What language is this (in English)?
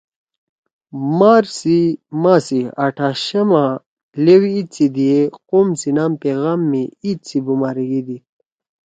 Torwali